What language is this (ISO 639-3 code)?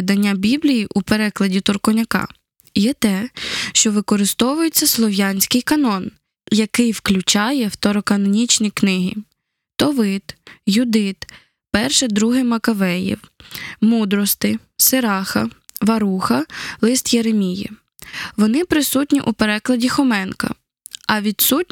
ukr